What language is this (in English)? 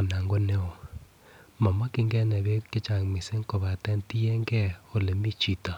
Kalenjin